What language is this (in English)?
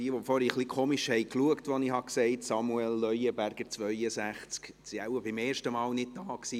Swiss German